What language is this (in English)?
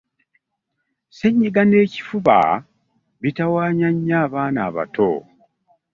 Ganda